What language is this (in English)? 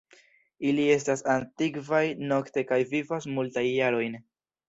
Esperanto